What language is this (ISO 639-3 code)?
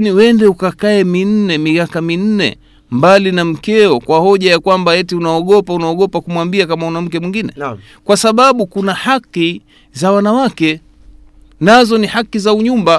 swa